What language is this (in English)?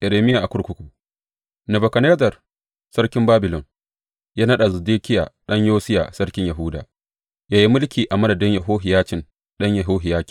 Hausa